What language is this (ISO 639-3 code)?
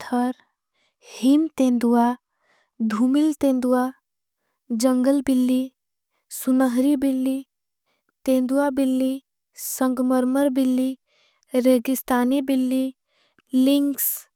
anp